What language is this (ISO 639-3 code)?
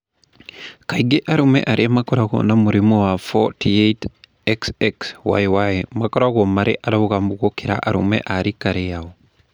kik